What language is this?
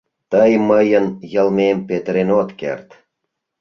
Mari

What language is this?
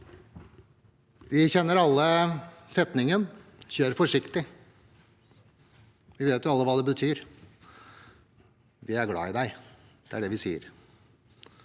Norwegian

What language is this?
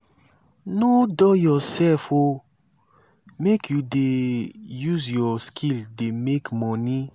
Nigerian Pidgin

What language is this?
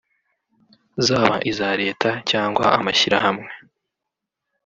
Kinyarwanda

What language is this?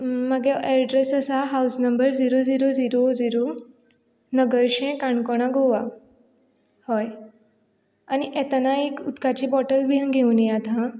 Konkani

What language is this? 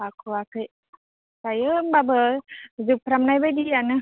Bodo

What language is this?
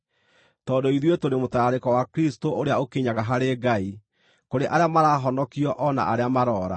Kikuyu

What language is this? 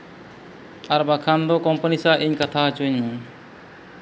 Santali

